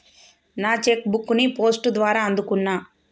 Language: Telugu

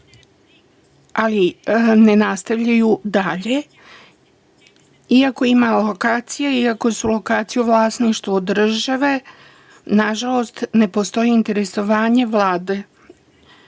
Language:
Serbian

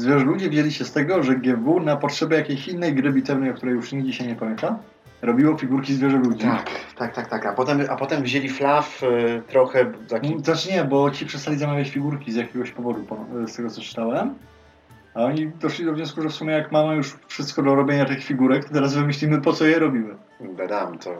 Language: Polish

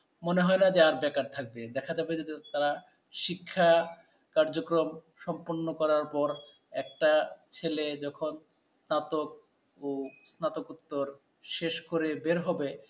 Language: Bangla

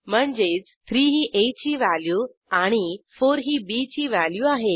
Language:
Marathi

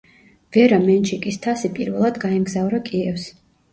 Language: Georgian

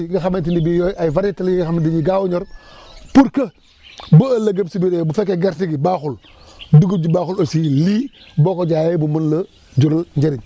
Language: Wolof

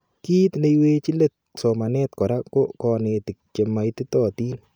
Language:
Kalenjin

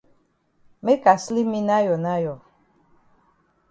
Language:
Cameroon Pidgin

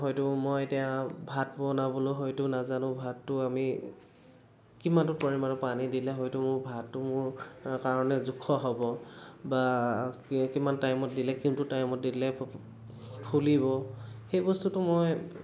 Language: Assamese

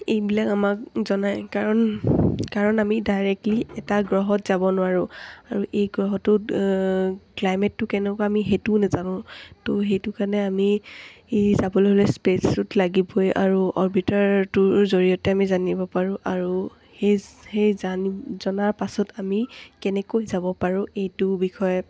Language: Assamese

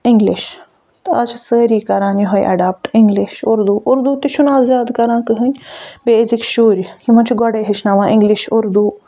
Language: Kashmiri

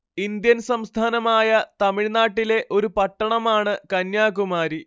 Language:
Malayalam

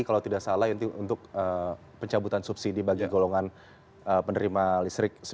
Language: Indonesian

